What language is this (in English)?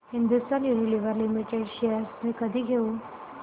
Marathi